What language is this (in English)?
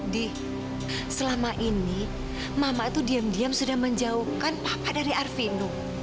Indonesian